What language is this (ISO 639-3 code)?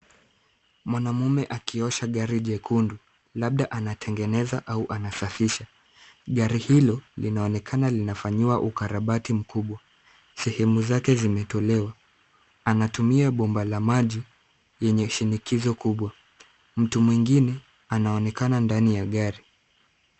swa